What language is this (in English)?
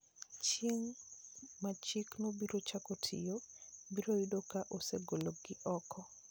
Luo (Kenya and Tanzania)